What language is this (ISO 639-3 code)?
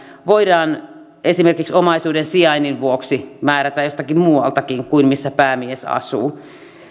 fin